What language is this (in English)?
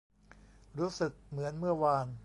Thai